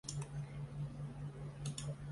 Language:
Chinese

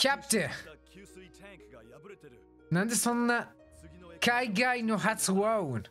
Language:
Japanese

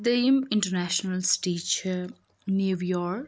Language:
Kashmiri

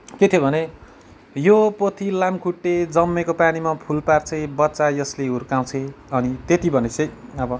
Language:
Nepali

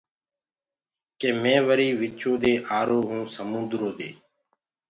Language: Gurgula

